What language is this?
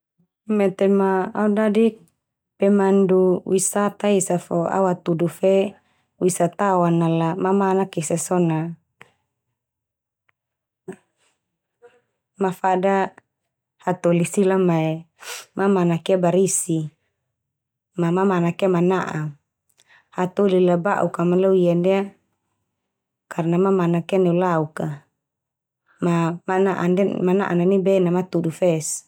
Termanu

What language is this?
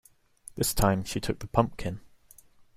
English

